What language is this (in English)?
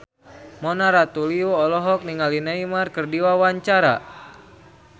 Sundanese